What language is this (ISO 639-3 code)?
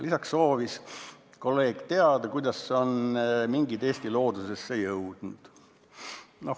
est